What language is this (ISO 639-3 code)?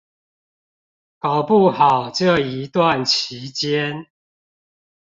zho